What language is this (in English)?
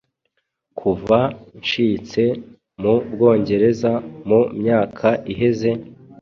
Kinyarwanda